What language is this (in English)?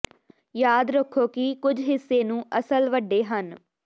Punjabi